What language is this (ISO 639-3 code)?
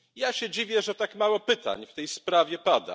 pol